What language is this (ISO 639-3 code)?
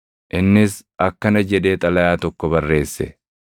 orm